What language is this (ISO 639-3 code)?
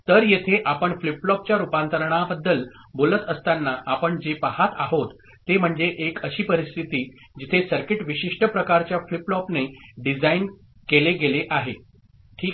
mar